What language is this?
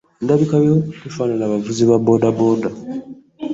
Ganda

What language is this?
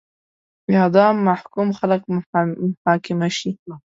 Pashto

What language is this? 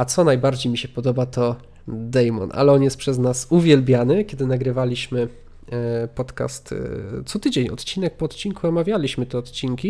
Polish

